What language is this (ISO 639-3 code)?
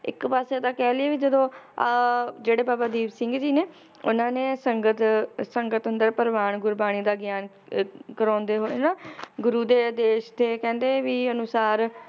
pan